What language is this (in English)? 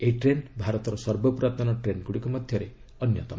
Odia